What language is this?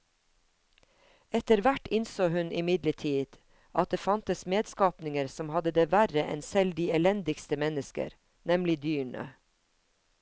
Norwegian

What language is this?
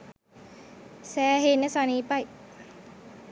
Sinhala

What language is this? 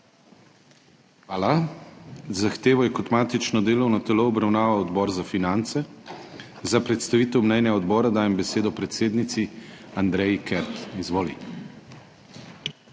Slovenian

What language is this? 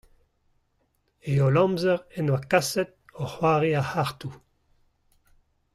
Breton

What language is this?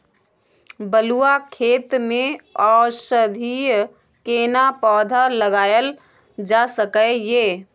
Maithili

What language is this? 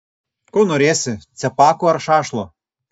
Lithuanian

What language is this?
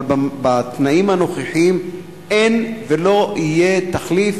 Hebrew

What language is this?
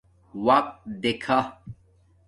Domaaki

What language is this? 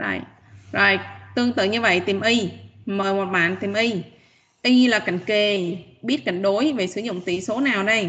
Vietnamese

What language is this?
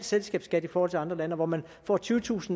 Danish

